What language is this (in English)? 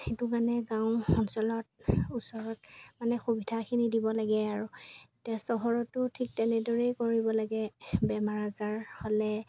Assamese